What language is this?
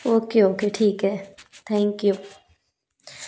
Hindi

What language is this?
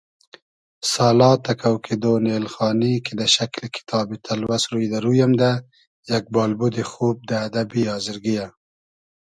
Hazaragi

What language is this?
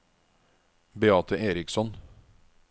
Norwegian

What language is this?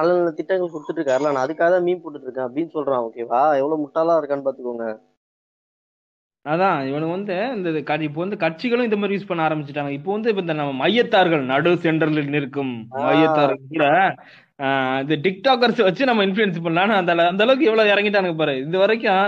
Tamil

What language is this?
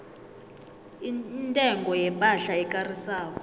South Ndebele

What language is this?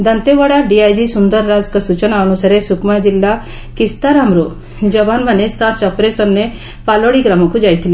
Odia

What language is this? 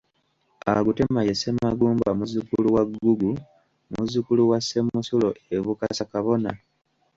Ganda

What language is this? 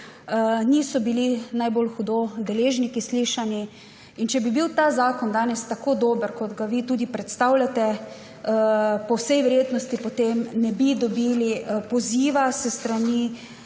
Slovenian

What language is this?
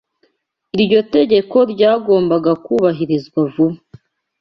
Kinyarwanda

